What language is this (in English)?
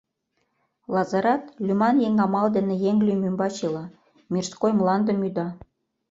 Mari